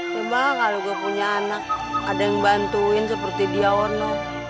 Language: Indonesian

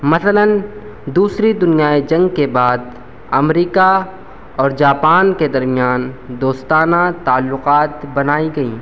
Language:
Urdu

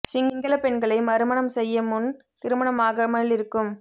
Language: Tamil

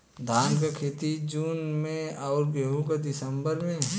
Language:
Bhojpuri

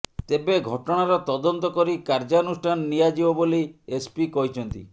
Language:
Odia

